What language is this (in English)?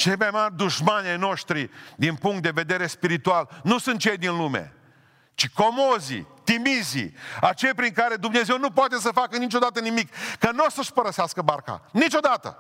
Romanian